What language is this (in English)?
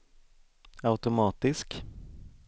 Swedish